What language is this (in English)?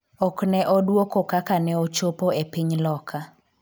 Luo (Kenya and Tanzania)